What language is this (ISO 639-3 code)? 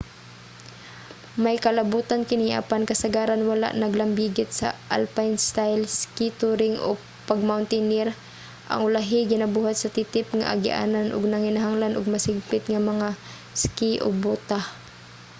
ceb